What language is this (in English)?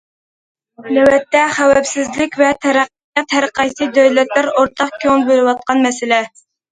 Uyghur